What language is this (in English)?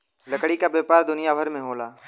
Bhojpuri